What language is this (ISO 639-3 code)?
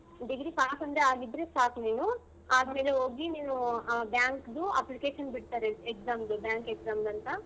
kan